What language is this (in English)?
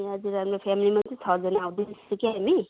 Nepali